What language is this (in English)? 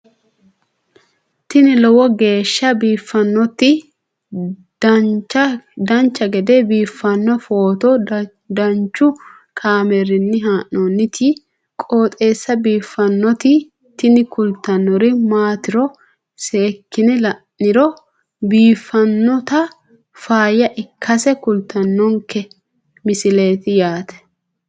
Sidamo